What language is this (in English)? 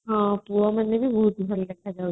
Odia